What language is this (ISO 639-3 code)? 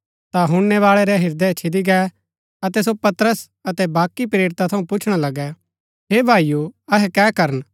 gbk